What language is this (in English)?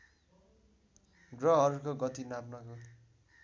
Nepali